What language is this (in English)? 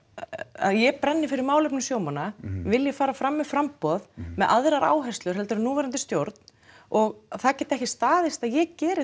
Icelandic